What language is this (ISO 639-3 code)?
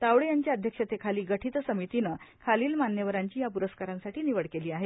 mar